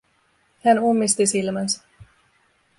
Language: Finnish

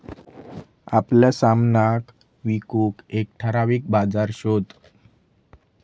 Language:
Marathi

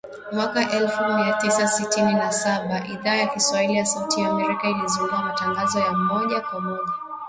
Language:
Swahili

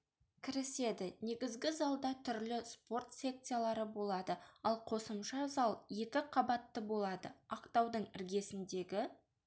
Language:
Kazakh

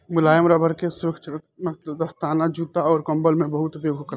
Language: Bhojpuri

